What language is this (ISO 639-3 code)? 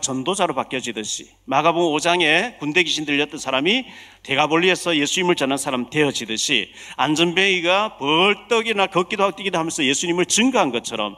kor